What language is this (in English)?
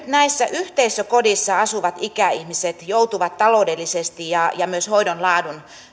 Finnish